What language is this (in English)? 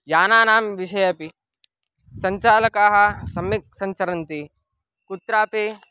Sanskrit